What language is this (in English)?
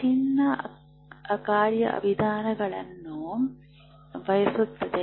Kannada